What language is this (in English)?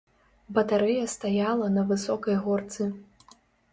Belarusian